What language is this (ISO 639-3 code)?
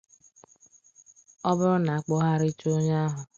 ibo